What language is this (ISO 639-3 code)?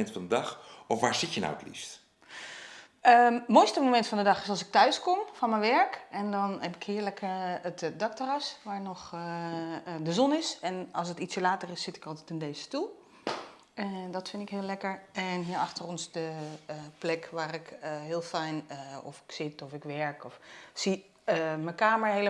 nld